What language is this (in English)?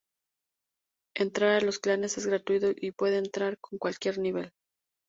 Spanish